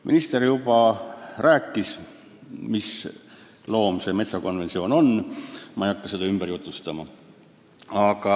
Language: Estonian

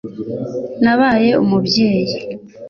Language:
Kinyarwanda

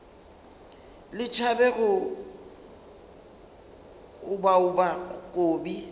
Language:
Northern Sotho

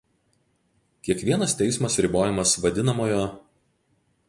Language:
Lithuanian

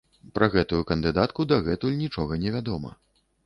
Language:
Belarusian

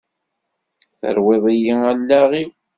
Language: Kabyle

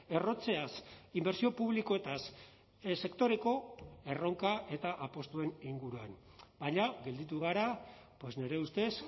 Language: Basque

